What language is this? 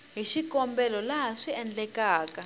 Tsonga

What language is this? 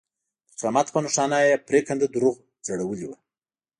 Pashto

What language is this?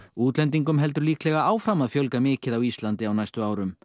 Icelandic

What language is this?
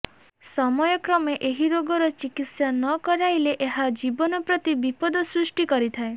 Odia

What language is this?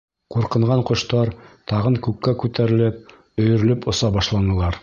Bashkir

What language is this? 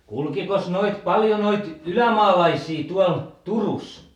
Finnish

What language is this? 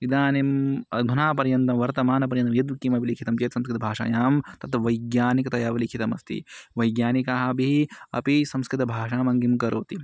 Sanskrit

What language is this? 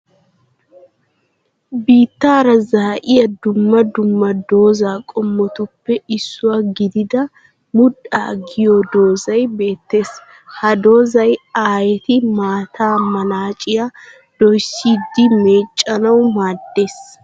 Wolaytta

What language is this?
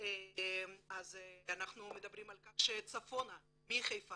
Hebrew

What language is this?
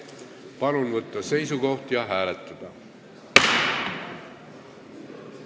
Estonian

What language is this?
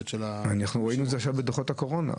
Hebrew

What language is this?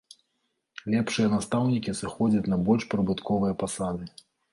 Belarusian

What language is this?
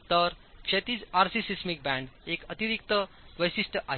Marathi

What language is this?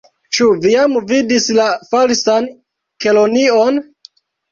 Esperanto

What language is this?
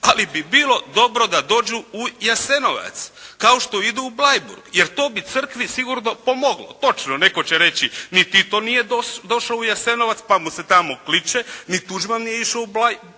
Croatian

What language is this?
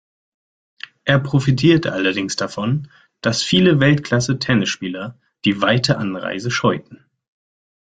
German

